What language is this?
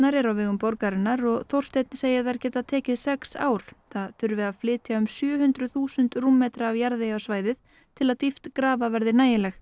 Icelandic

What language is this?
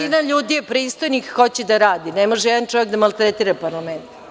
Serbian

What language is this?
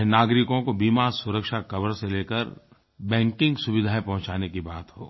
Hindi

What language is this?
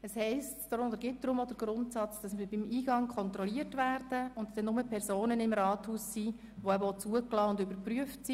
Swiss German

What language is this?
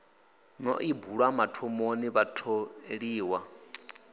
Venda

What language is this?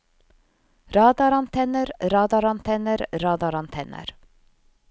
Norwegian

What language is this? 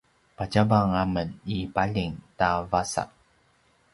Paiwan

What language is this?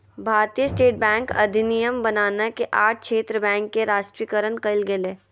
Magahi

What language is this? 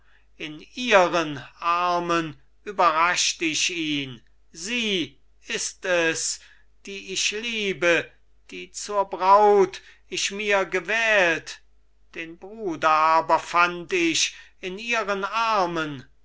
German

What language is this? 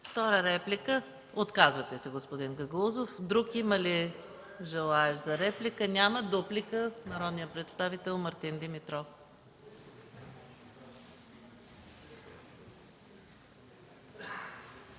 Bulgarian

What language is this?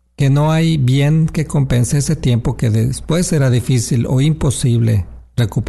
Spanish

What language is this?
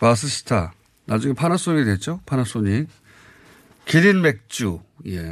Korean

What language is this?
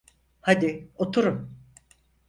Turkish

